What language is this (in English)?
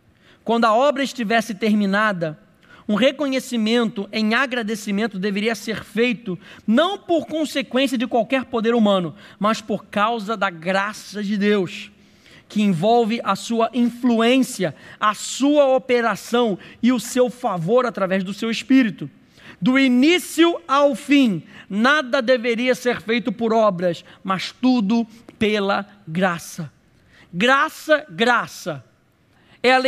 Portuguese